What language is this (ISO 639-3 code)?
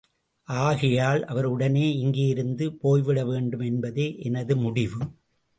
tam